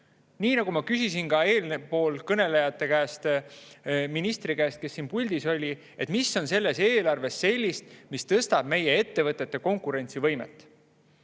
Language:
Estonian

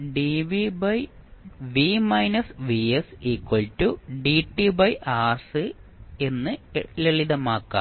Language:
Malayalam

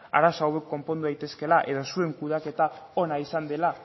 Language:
Basque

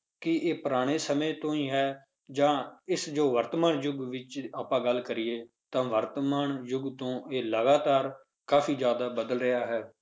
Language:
Punjabi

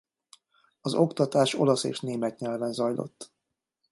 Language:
Hungarian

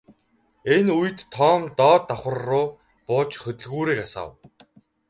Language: Mongolian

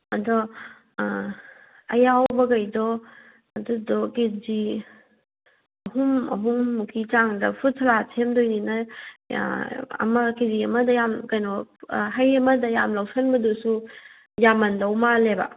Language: Manipuri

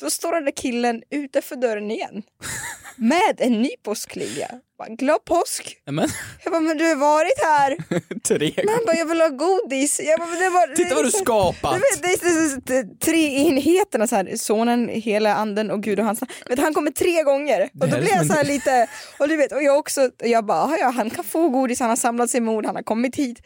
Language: Swedish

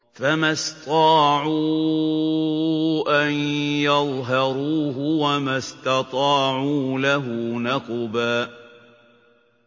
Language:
Arabic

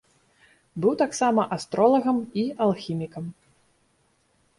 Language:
Belarusian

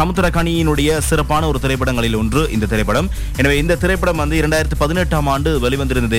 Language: Tamil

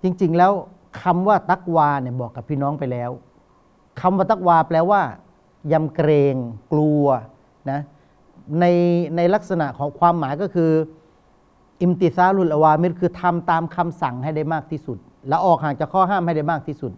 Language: Thai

